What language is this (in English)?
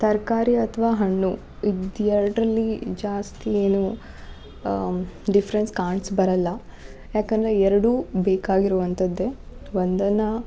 Kannada